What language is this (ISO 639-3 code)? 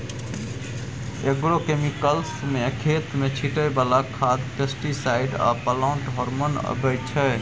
mai